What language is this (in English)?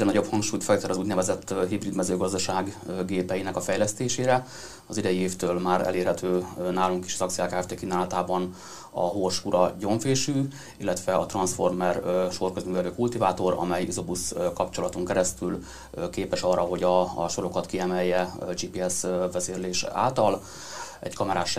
Hungarian